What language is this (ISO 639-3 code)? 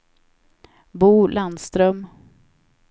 swe